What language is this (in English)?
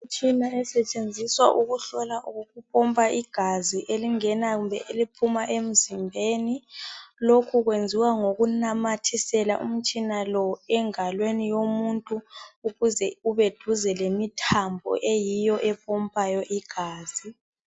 North Ndebele